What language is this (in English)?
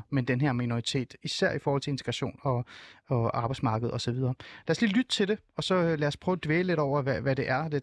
Danish